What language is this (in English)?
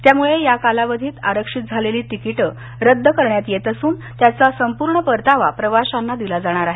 Marathi